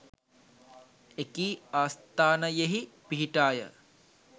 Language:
Sinhala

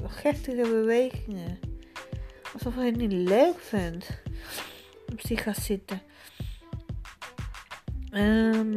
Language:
Dutch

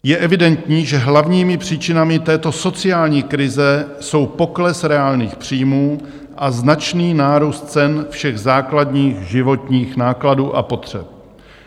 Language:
Czech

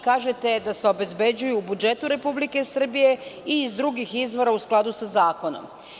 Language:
Serbian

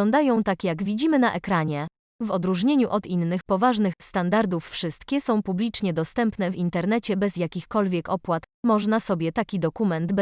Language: Polish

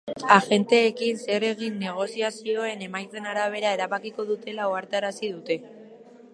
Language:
Basque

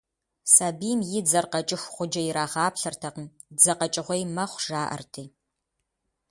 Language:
Kabardian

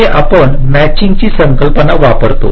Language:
Marathi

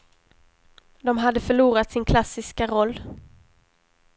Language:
Swedish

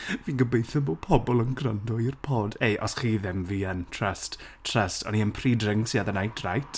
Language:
Welsh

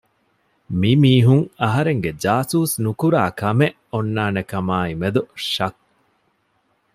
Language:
Divehi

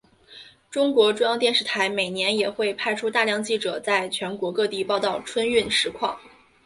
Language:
Chinese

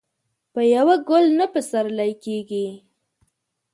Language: Pashto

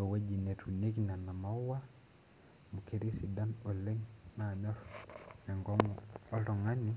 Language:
Masai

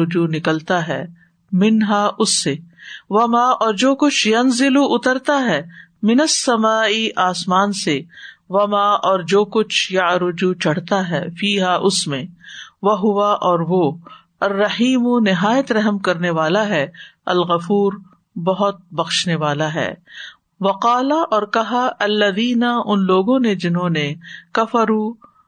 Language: Urdu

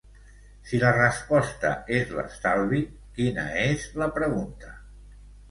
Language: Catalan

